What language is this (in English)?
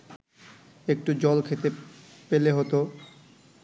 Bangla